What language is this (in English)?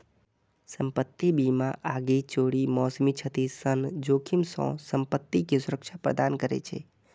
Maithili